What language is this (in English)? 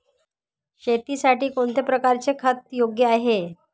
Marathi